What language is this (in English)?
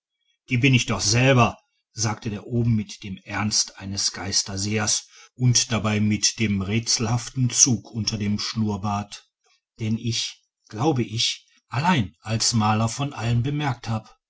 German